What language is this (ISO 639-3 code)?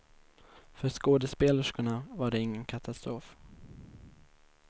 swe